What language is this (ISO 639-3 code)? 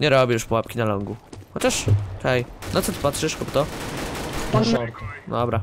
pol